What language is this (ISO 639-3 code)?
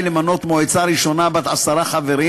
heb